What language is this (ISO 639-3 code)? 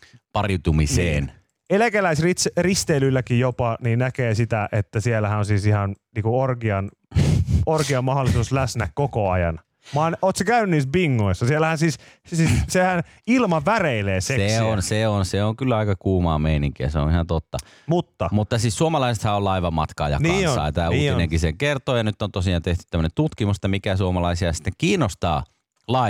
fin